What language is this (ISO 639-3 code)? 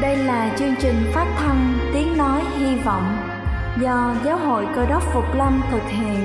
vie